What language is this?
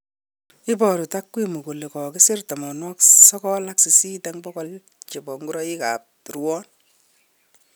Kalenjin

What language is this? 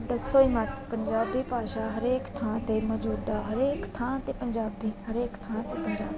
Punjabi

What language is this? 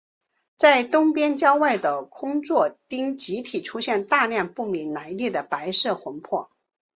Chinese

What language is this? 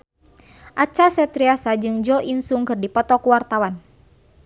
Sundanese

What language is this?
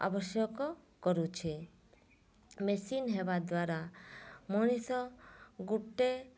Odia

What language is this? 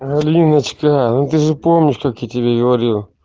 Russian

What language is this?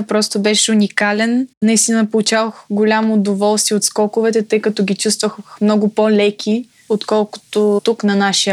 Bulgarian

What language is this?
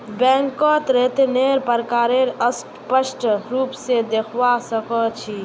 Magahi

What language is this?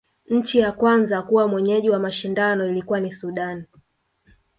Swahili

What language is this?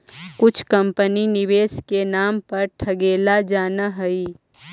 Magahi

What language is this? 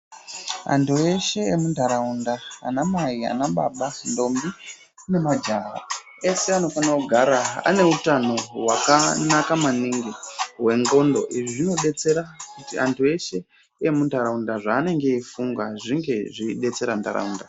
Ndau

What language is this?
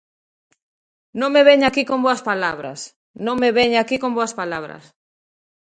Galician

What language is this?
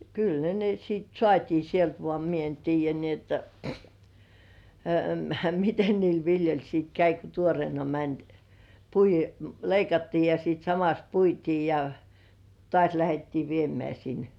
Finnish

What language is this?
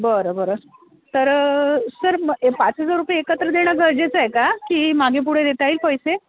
Marathi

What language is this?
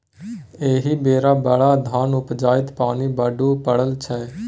Maithili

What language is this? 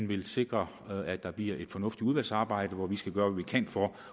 Danish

